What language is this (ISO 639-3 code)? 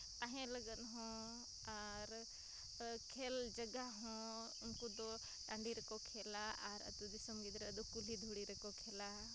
sat